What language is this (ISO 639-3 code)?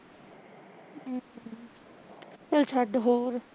pan